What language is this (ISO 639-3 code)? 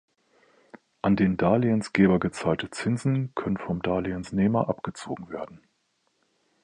deu